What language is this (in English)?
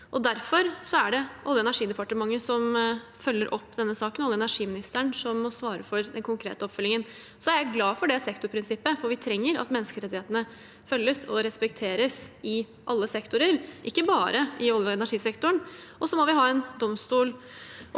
Norwegian